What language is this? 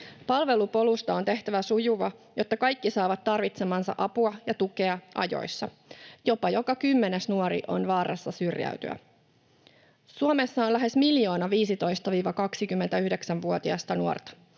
Finnish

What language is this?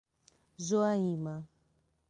Portuguese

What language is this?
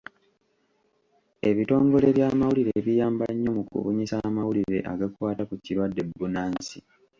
Ganda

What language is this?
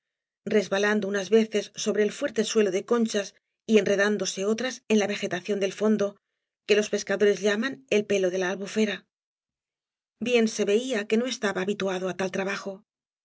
Spanish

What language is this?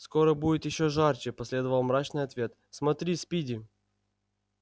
Russian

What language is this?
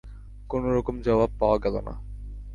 Bangla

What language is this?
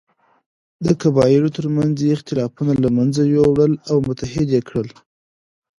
Pashto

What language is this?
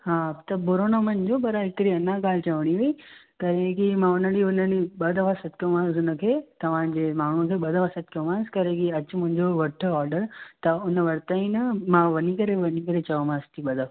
Sindhi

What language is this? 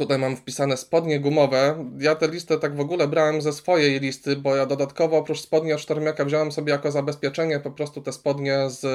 Polish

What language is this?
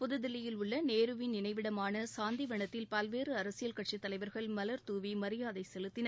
Tamil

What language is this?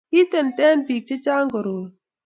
Kalenjin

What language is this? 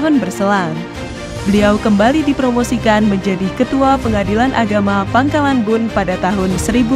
Indonesian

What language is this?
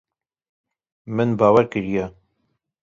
Kurdish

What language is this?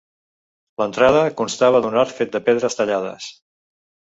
Catalan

